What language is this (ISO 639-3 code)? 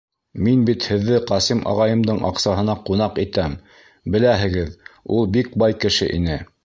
bak